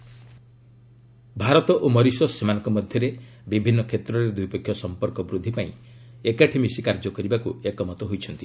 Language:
Odia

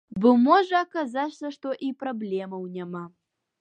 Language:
Belarusian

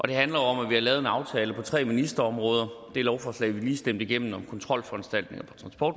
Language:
Danish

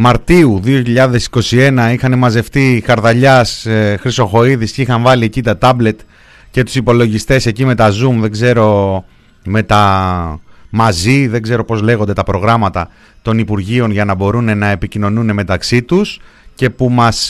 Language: Greek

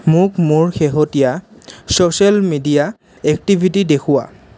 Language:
Assamese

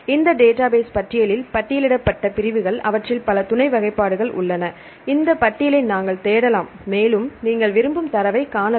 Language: Tamil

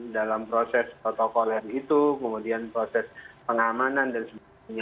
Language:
Indonesian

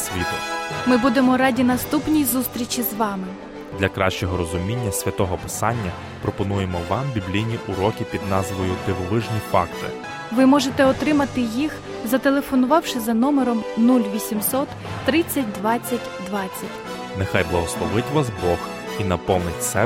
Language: Ukrainian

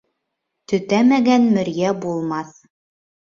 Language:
Bashkir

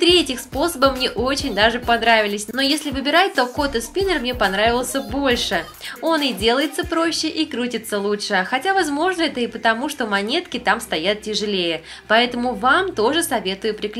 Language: Russian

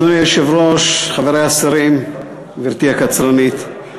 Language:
Hebrew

